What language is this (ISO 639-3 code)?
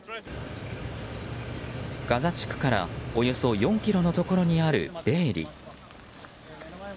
jpn